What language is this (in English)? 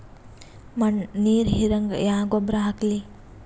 Kannada